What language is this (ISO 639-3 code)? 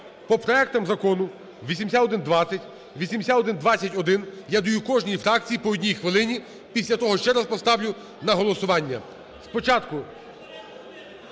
ukr